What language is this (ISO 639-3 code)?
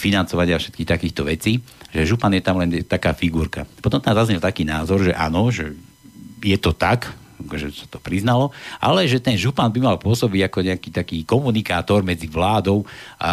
slk